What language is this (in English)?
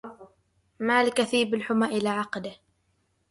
Arabic